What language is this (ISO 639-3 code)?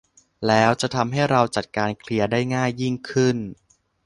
tha